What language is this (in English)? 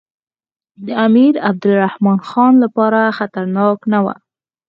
Pashto